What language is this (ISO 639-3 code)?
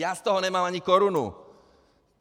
ces